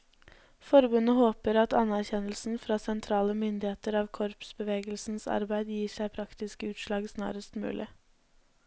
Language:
Norwegian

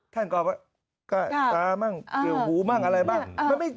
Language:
Thai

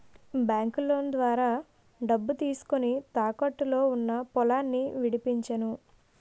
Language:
Telugu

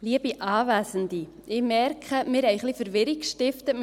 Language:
Swiss German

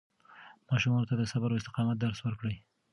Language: Pashto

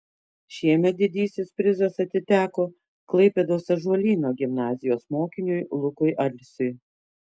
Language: Lithuanian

